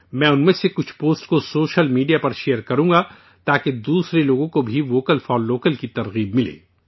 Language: Urdu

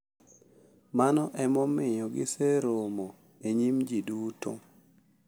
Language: Luo (Kenya and Tanzania)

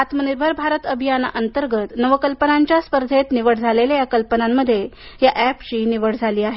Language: Marathi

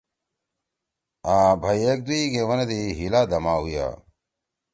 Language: Torwali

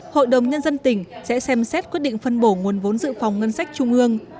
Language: Vietnamese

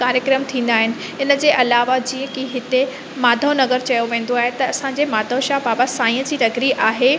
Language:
Sindhi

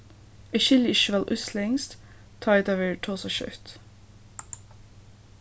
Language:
Faroese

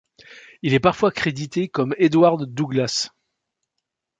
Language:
French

